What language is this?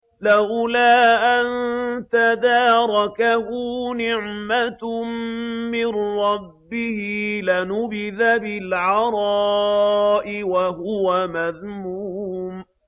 Arabic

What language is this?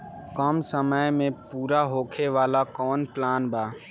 Bhojpuri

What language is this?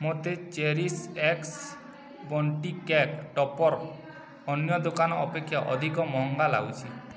Odia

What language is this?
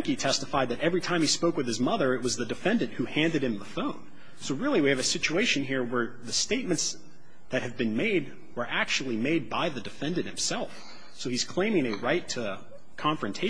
English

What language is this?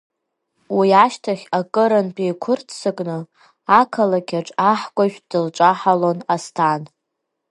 Abkhazian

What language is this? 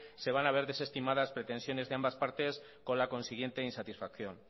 Spanish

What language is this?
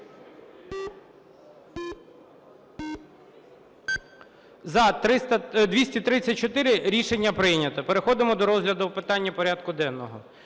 Ukrainian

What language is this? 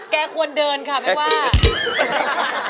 Thai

